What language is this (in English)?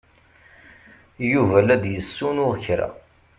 Kabyle